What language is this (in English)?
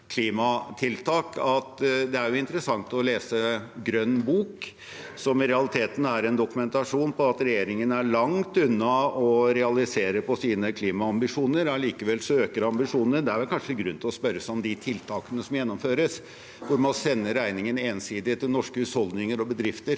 Norwegian